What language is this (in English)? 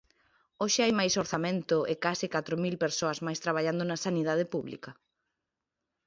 Galician